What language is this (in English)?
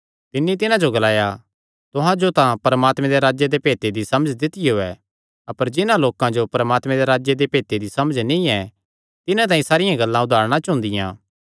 Kangri